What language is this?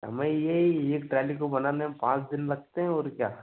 Hindi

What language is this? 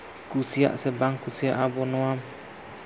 Santali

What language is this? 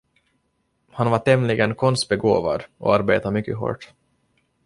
Swedish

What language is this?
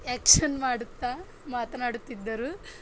Kannada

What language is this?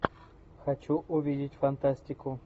Russian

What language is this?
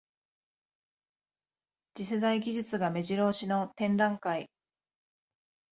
Japanese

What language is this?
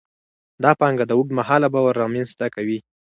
Pashto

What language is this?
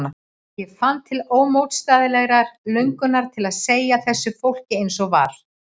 Icelandic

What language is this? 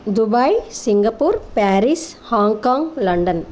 Sanskrit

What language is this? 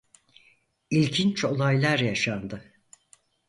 Turkish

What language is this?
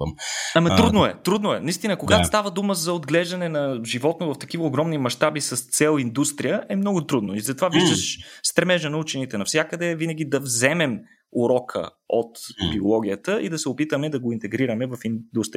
Bulgarian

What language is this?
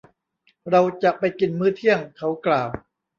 Thai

